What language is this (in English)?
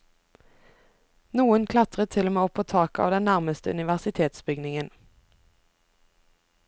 Norwegian